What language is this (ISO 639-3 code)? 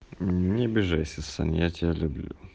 rus